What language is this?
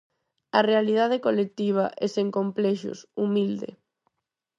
Galician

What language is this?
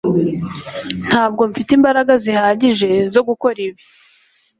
Kinyarwanda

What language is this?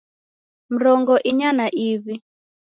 Taita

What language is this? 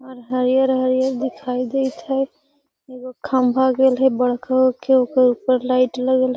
Magahi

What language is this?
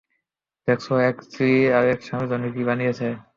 Bangla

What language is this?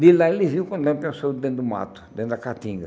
Portuguese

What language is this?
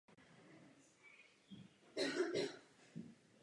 Czech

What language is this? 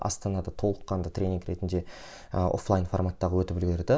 Kazakh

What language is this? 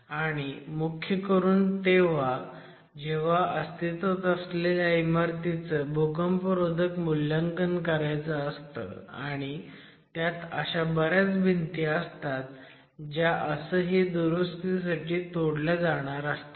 Marathi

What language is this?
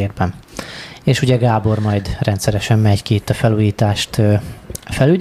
Hungarian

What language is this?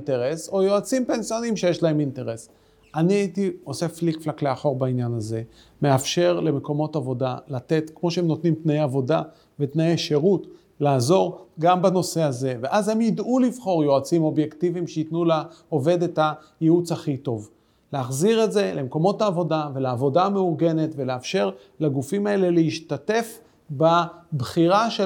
Hebrew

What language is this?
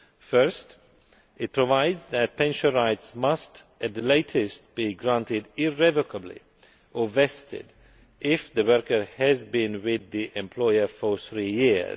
English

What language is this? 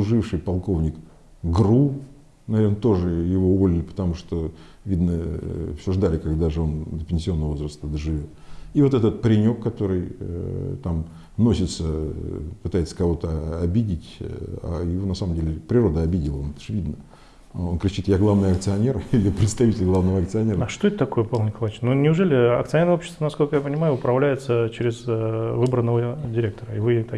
Russian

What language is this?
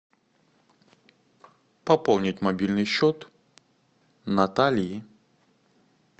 Russian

